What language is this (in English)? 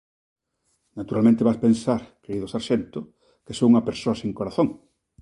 Galician